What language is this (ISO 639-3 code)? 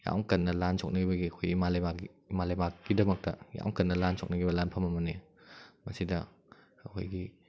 mni